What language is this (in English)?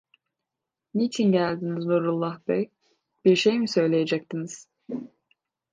Turkish